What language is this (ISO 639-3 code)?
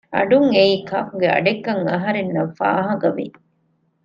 div